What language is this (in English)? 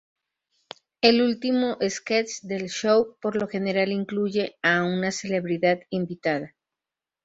Spanish